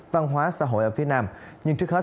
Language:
Vietnamese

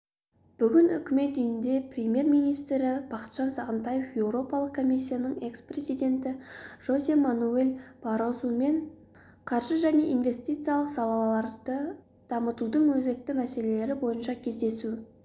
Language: Kazakh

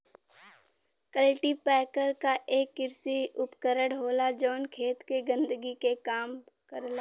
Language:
Bhojpuri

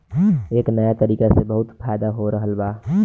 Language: Bhojpuri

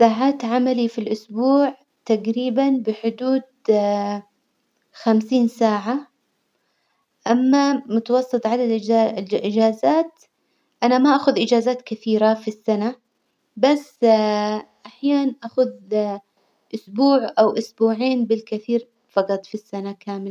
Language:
Hijazi Arabic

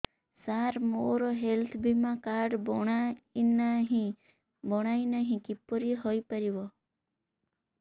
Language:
Odia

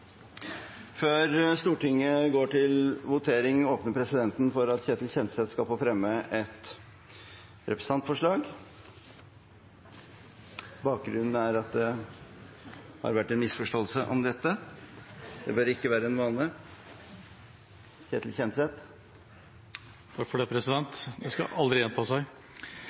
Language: Norwegian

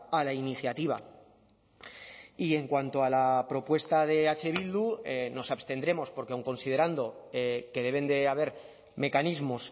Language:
Spanish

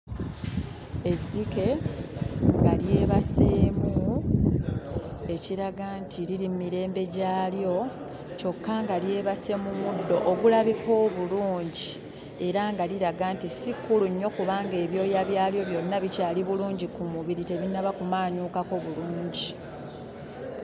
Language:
Ganda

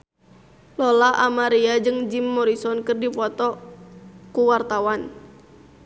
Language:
Sundanese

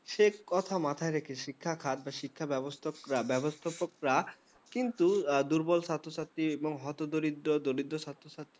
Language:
Bangla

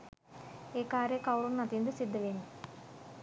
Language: Sinhala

